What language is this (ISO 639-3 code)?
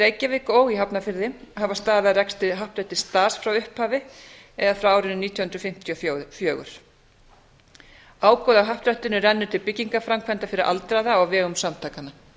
isl